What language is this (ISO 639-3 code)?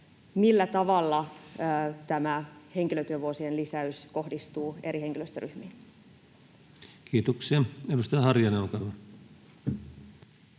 fin